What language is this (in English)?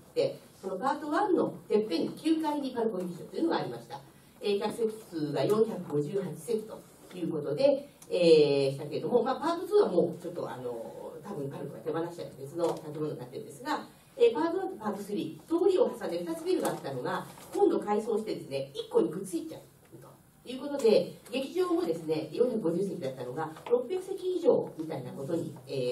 Japanese